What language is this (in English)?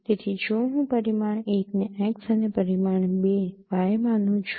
Gujarati